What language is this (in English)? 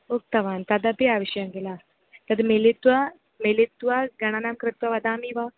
Sanskrit